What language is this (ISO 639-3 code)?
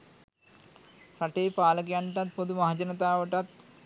sin